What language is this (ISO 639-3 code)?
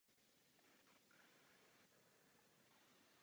ces